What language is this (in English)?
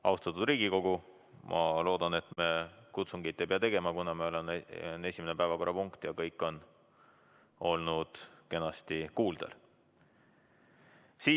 Estonian